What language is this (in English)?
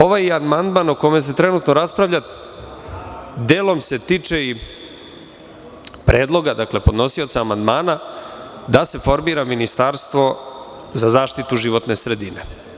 Serbian